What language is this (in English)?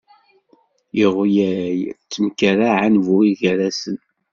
Kabyle